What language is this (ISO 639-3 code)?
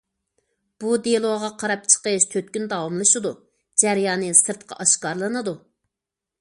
uig